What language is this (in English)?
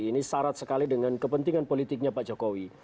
Indonesian